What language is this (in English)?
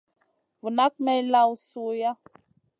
Masana